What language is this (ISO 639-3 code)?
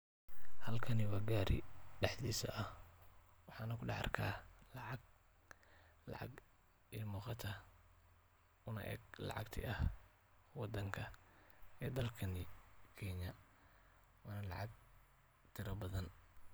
som